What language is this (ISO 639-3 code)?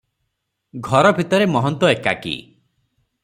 ori